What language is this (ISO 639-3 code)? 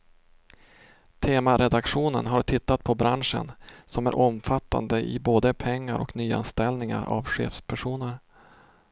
swe